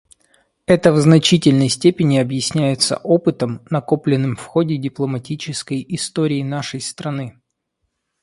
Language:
Russian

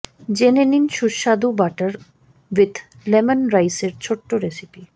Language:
Bangla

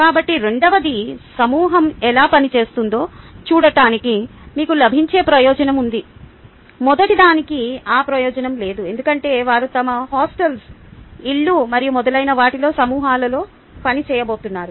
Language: Telugu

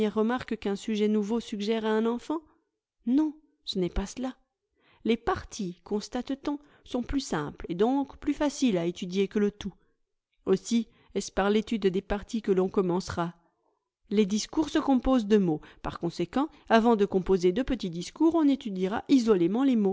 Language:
French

